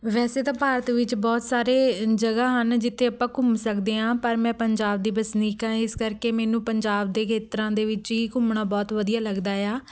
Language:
Punjabi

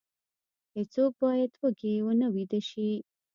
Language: Pashto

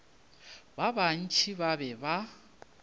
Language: Northern Sotho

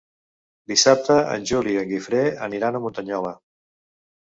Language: Catalan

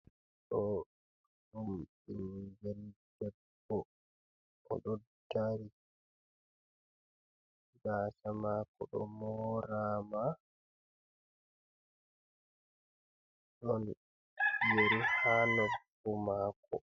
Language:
Fula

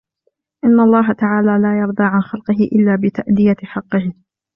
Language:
Arabic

